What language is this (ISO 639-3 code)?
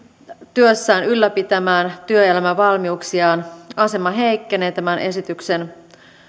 fin